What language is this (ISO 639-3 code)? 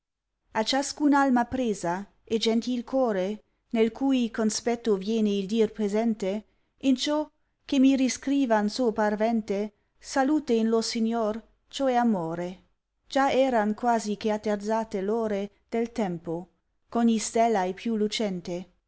ita